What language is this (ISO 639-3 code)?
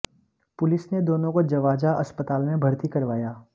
hin